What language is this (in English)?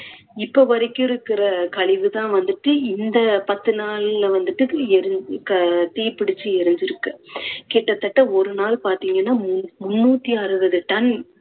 Tamil